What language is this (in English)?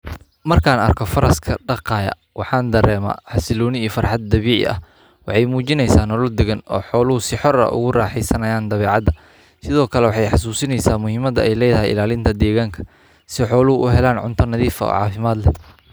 Somali